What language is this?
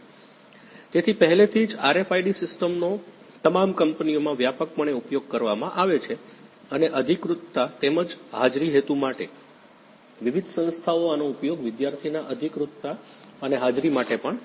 Gujarati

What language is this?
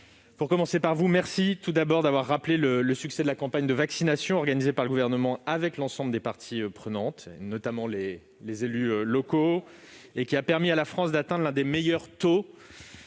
French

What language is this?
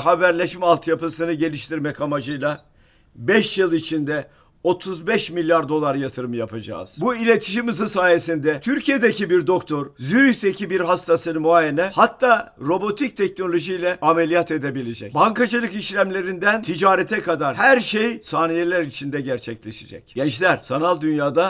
Turkish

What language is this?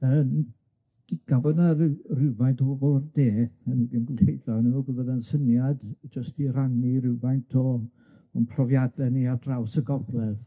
Welsh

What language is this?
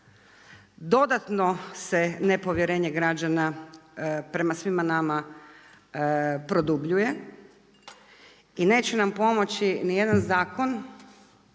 Croatian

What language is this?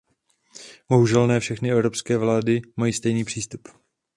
Czech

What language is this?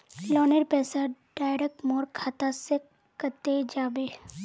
Magahi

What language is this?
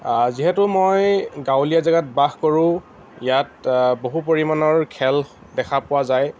Assamese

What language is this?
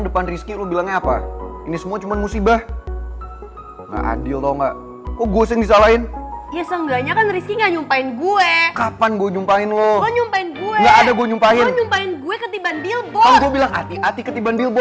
Indonesian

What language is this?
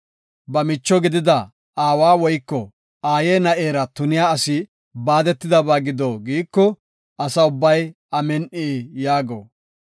Gofa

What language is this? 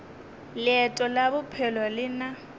Northern Sotho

